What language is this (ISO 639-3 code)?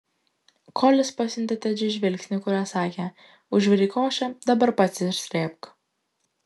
lit